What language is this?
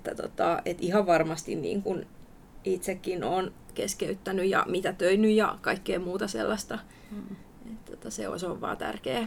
Finnish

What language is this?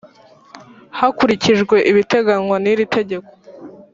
Kinyarwanda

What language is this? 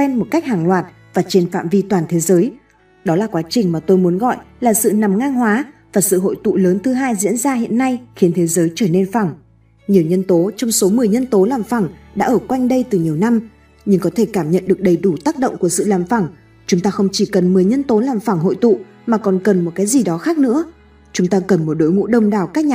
Vietnamese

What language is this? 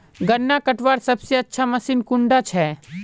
Magahi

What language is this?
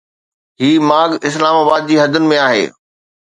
Sindhi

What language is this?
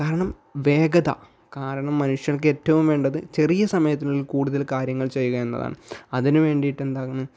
Malayalam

